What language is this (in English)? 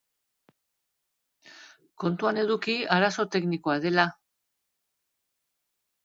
Basque